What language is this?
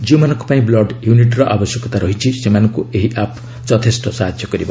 Odia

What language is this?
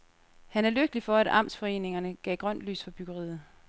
Danish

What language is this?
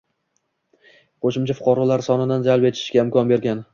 Uzbek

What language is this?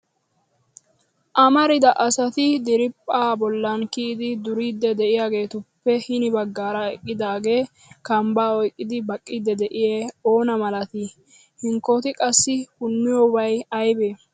Wolaytta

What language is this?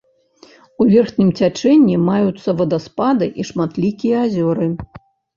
Belarusian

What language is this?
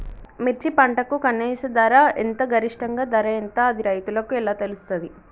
Telugu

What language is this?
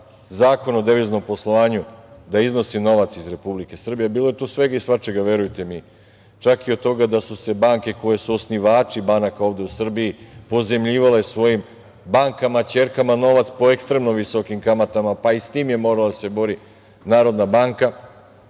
Serbian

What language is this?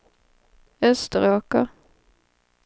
Swedish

